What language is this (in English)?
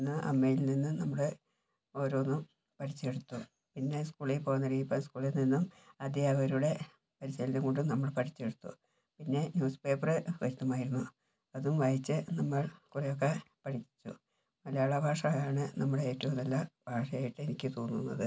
Malayalam